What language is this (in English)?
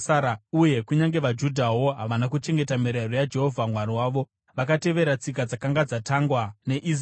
Shona